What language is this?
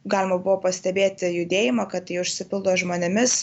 Lithuanian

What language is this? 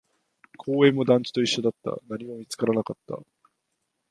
Japanese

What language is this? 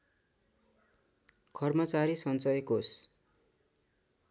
Nepali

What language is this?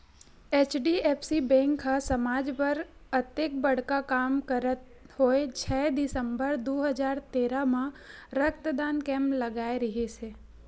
Chhattisgarhi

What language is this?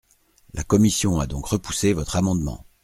French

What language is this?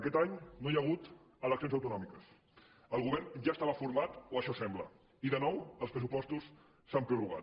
Catalan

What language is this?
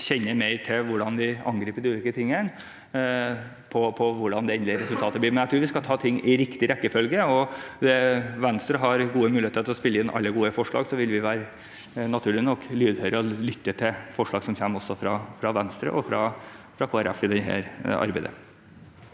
Norwegian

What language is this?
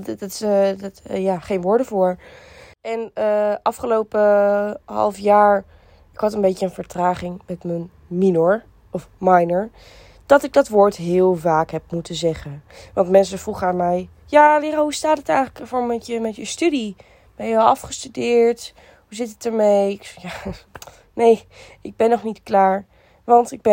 Dutch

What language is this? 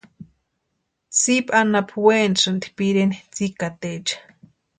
Western Highland Purepecha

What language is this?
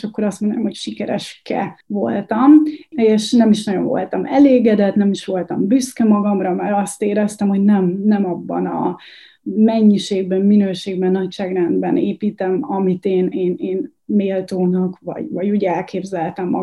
Hungarian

